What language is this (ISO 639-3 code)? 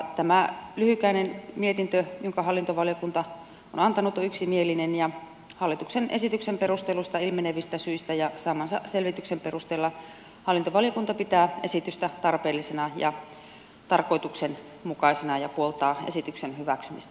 fin